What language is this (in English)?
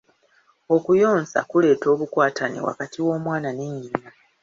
Ganda